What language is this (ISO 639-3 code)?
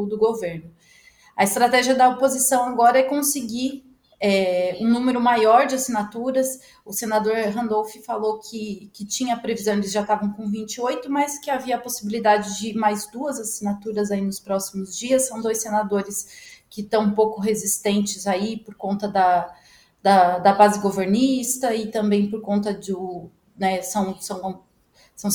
por